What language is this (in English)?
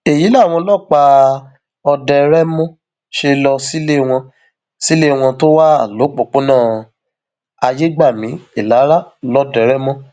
Yoruba